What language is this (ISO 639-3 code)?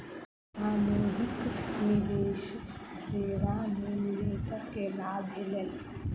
mai